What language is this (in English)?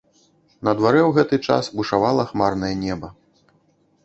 Belarusian